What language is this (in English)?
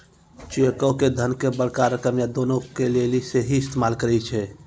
Maithili